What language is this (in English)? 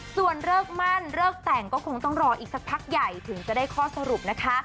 Thai